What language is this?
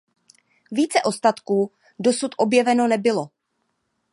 Czech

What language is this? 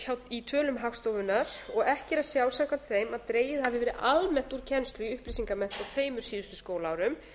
Icelandic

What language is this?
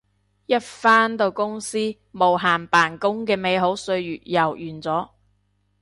Cantonese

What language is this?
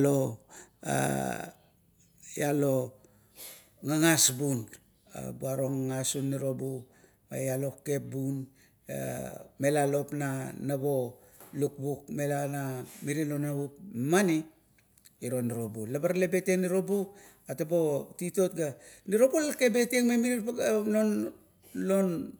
Kuot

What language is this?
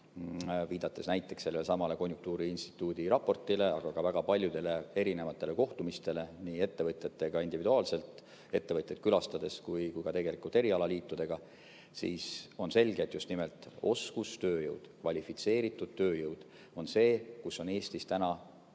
Estonian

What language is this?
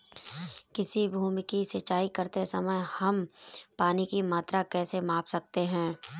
Hindi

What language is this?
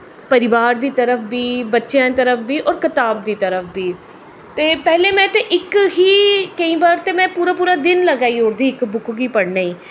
Dogri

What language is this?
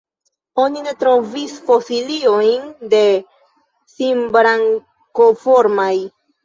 Esperanto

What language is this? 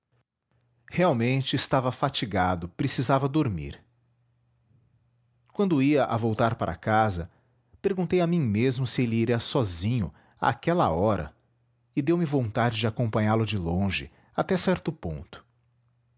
Portuguese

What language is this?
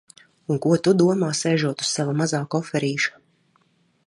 Latvian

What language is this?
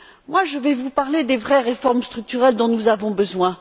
French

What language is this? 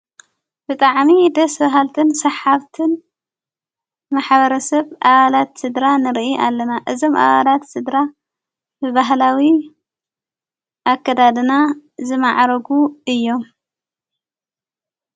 Tigrinya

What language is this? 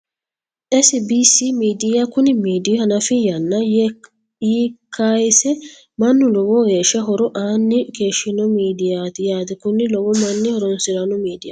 Sidamo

